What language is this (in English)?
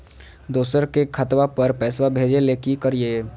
Magahi